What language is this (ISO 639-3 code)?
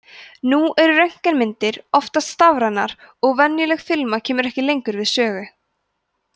isl